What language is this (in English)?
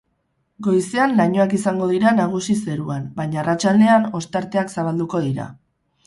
Basque